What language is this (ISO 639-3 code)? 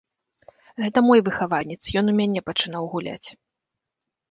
bel